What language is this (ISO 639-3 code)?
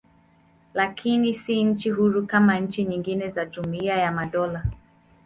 swa